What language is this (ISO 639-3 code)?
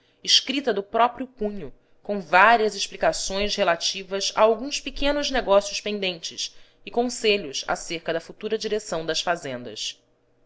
por